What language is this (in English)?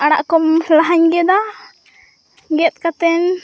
Santali